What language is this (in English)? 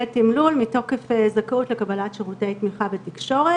Hebrew